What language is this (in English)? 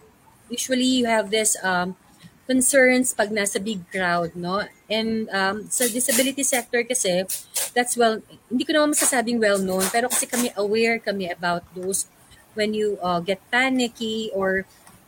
Filipino